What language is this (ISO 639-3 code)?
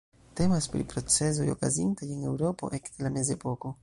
epo